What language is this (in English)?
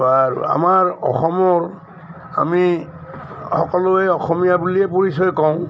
Assamese